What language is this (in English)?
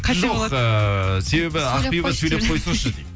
Kazakh